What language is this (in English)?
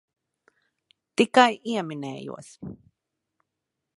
Latvian